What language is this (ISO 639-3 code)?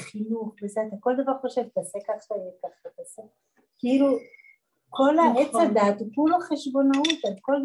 heb